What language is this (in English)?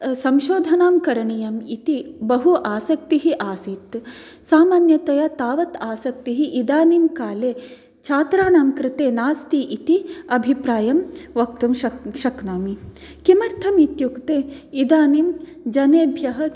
Sanskrit